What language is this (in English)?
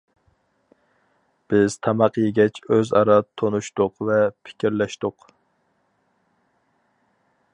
Uyghur